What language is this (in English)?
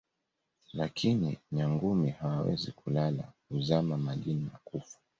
Swahili